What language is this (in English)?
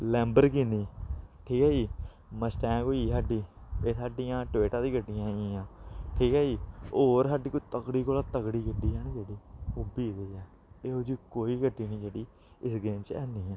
Dogri